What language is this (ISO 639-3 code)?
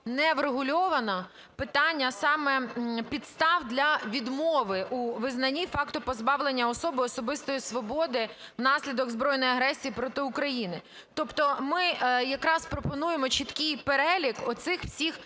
ukr